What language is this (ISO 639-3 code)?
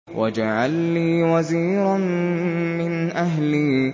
ara